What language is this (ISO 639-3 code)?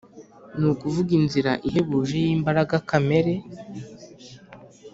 kin